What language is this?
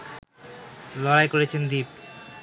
Bangla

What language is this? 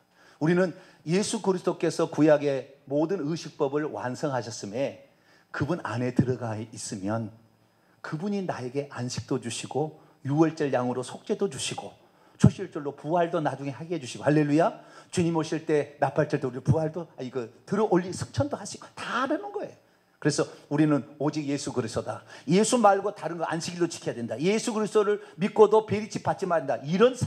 Korean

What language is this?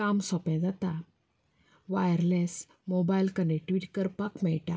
Konkani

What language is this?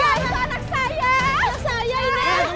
Indonesian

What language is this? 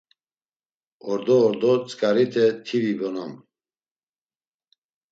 Laz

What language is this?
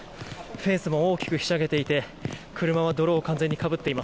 Japanese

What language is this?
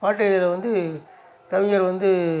Tamil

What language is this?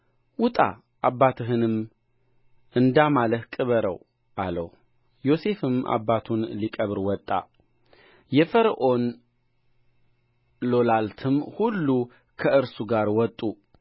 Amharic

